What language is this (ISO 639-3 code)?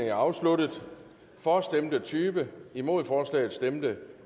dan